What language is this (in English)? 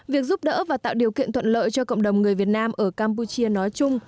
Vietnamese